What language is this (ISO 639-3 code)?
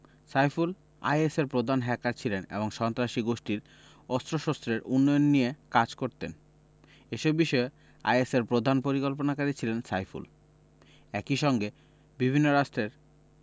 ben